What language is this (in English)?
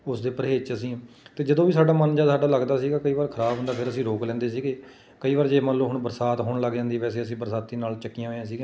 Punjabi